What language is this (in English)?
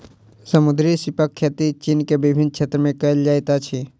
Maithili